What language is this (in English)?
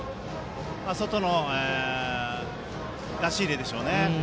Japanese